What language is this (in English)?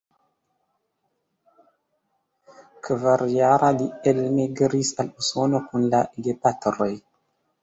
Esperanto